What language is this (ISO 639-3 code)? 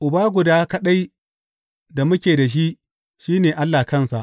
hau